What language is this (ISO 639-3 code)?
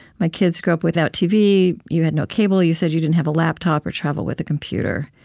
eng